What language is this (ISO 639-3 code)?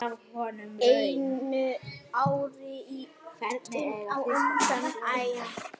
isl